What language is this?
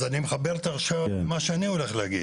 Hebrew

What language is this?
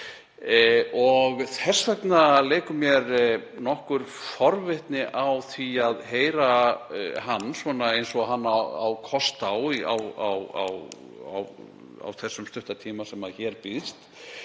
Icelandic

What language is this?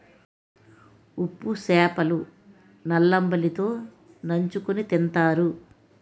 Telugu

